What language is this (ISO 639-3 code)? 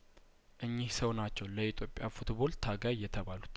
amh